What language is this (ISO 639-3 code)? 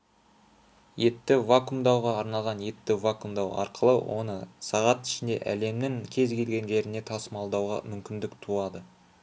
kaz